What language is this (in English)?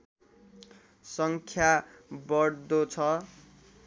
Nepali